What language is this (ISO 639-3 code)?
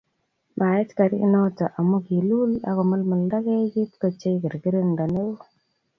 kln